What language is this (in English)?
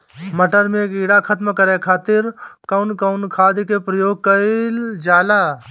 Bhojpuri